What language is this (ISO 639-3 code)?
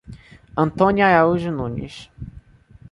por